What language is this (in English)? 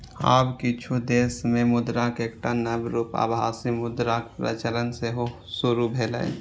Maithili